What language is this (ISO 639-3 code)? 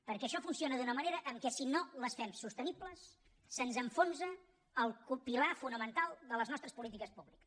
cat